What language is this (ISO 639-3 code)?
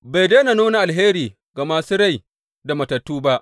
hau